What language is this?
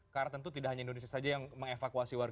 Indonesian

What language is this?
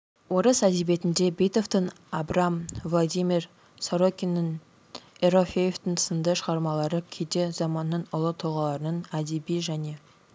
Kazakh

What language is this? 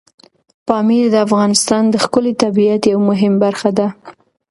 Pashto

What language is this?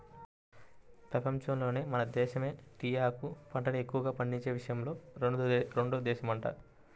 Telugu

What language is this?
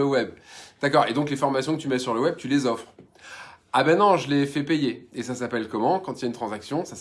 French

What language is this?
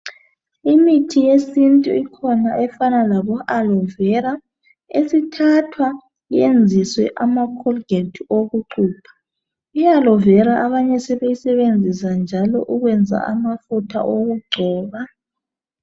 North Ndebele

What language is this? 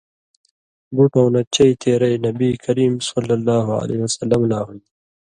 Indus Kohistani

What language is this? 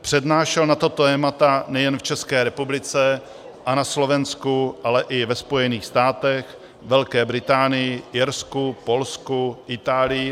Czech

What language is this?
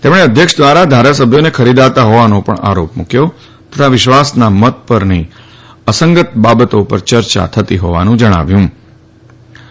Gujarati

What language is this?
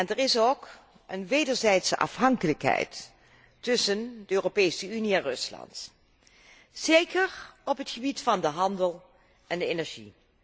Dutch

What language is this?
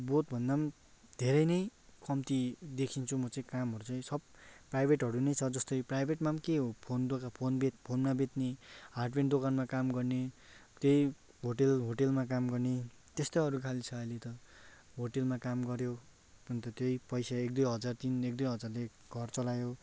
Nepali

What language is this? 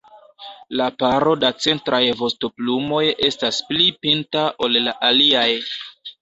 Esperanto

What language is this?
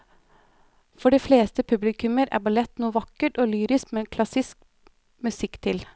Norwegian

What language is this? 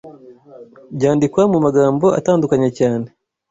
Kinyarwanda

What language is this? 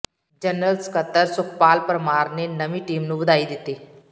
Punjabi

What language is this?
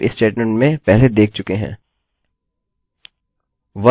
Hindi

